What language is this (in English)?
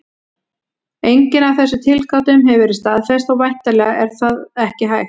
Icelandic